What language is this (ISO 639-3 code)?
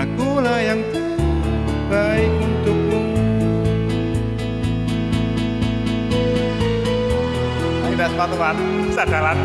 ind